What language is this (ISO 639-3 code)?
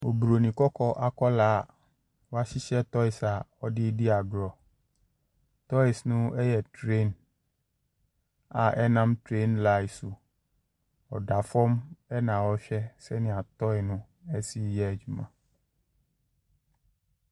aka